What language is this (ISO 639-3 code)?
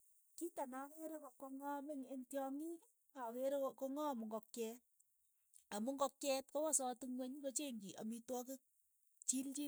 eyo